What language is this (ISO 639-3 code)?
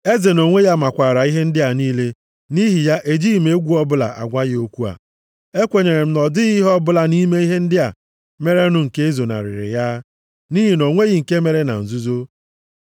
ibo